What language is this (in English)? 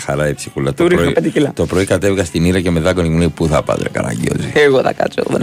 Greek